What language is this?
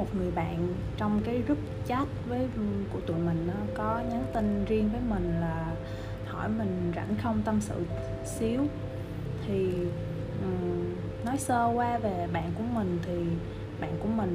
Vietnamese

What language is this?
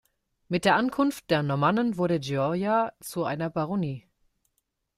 German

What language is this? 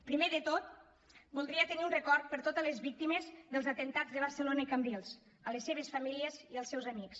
Catalan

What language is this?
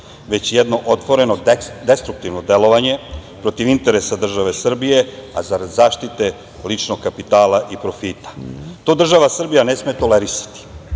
Serbian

